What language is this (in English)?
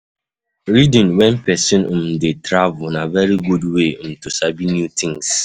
Nigerian Pidgin